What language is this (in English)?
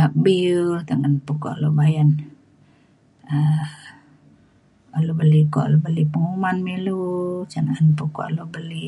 Mainstream Kenyah